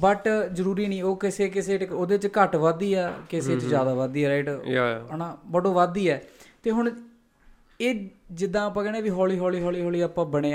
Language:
Punjabi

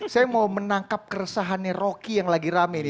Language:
Indonesian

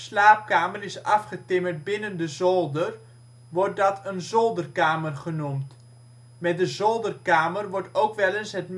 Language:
Dutch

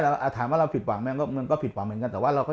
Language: Thai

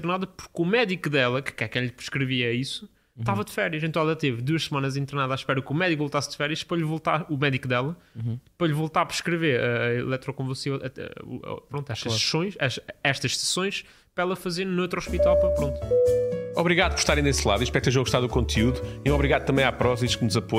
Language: Portuguese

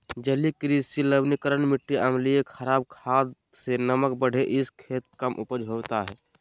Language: Magahi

